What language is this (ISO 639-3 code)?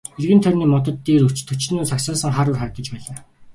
mon